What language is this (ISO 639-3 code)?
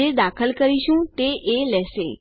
guj